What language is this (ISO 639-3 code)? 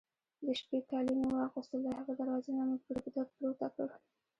pus